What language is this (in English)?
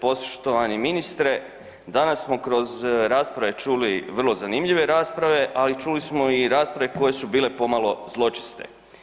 Croatian